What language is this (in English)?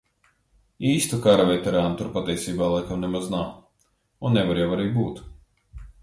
Latvian